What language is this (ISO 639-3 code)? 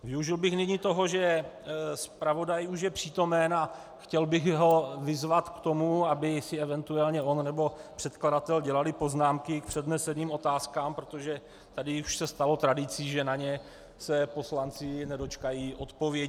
ces